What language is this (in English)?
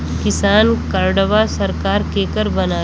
Bhojpuri